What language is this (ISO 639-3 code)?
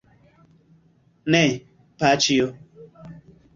epo